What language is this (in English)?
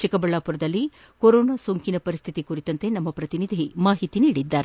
Kannada